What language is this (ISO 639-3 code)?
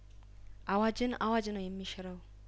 amh